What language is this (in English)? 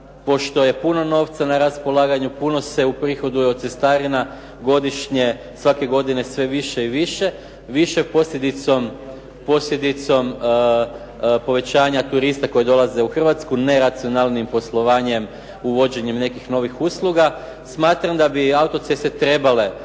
Croatian